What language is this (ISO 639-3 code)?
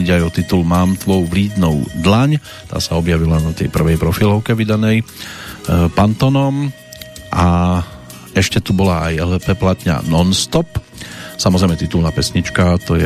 slk